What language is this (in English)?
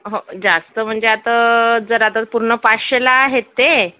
Marathi